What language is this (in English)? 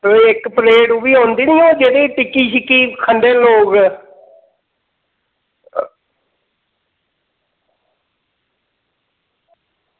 Dogri